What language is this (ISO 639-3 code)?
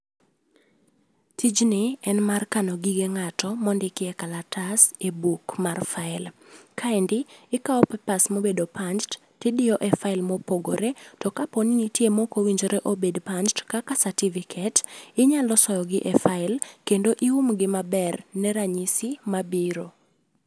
luo